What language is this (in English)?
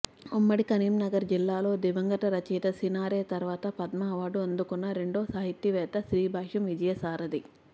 Telugu